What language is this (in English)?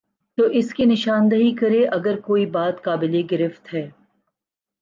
Urdu